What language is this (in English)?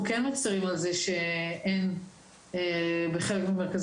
Hebrew